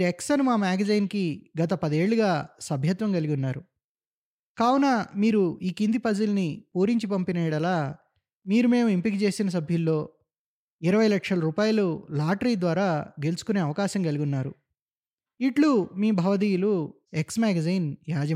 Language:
Telugu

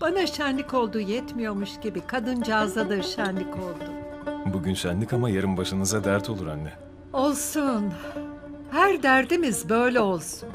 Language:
Turkish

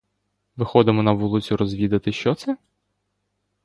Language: Ukrainian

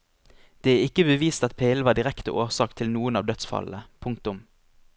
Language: Norwegian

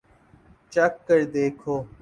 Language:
Urdu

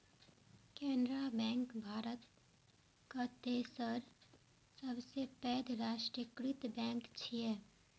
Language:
Maithili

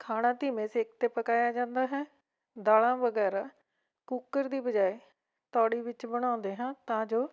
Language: Punjabi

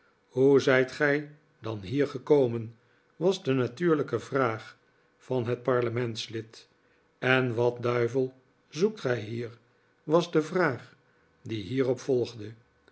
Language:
Dutch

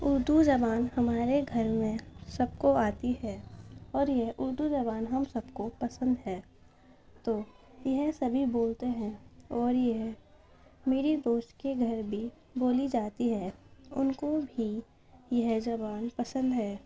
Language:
Urdu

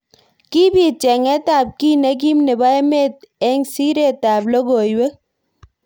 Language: Kalenjin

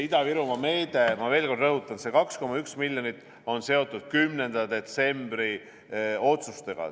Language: Estonian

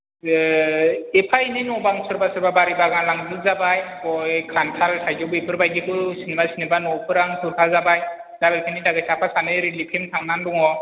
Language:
Bodo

